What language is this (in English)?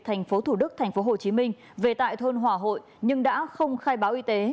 Vietnamese